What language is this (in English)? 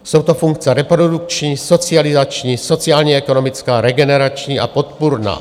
Czech